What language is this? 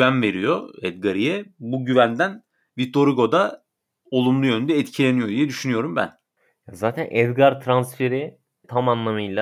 Turkish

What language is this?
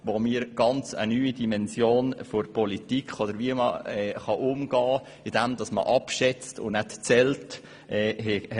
Swiss German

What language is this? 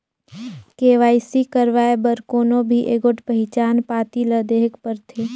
Chhattisgarhi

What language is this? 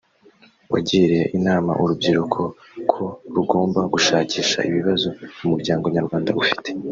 Kinyarwanda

